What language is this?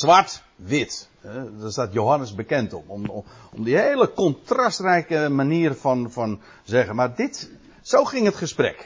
Dutch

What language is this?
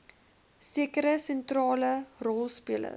Afrikaans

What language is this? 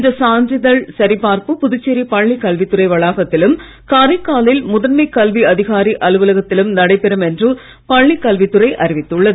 Tamil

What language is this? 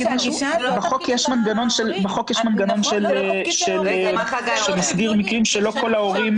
Hebrew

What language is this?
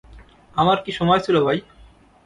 Bangla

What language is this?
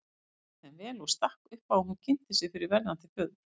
Icelandic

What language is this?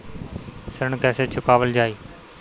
Bhojpuri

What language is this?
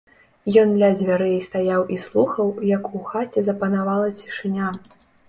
Belarusian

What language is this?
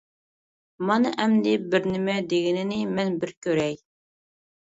Uyghur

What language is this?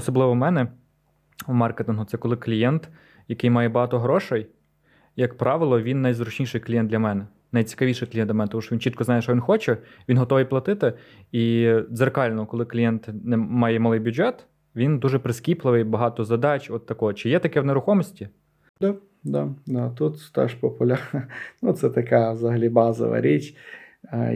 Ukrainian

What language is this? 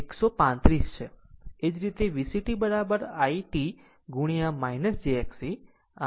Gujarati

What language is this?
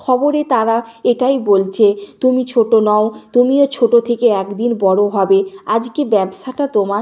Bangla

